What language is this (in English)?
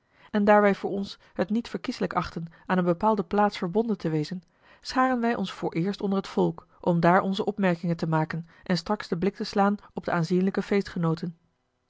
Dutch